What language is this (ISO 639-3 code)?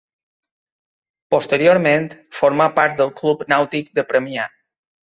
cat